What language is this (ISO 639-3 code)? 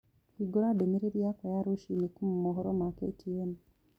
kik